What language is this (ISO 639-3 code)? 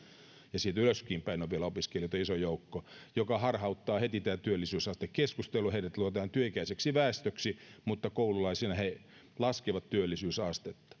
fin